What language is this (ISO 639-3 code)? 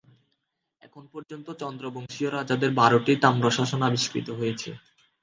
ben